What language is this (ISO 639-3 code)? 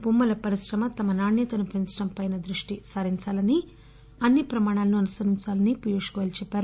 tel